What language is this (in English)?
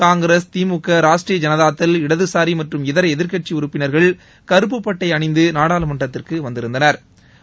Tamil